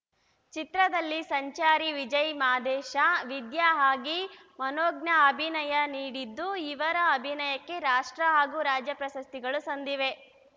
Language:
Kannada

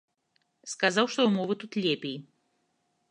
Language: Belarusian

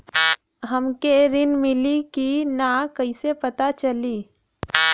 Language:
Bhojpuri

